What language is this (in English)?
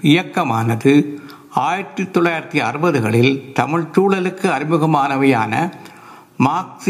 Tamil